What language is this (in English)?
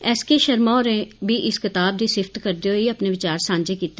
Dogri